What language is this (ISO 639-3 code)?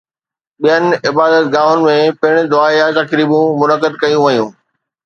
snd